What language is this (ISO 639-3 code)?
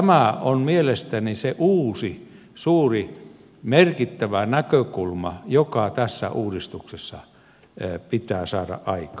fin